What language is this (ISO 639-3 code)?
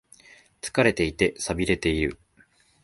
jpn